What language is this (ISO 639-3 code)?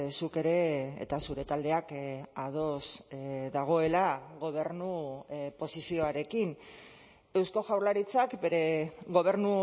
eus